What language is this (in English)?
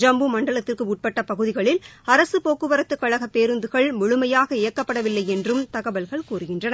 Tamil